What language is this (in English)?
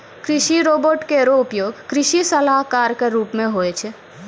Maithili